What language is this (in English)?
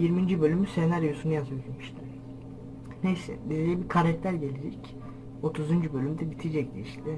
Turkish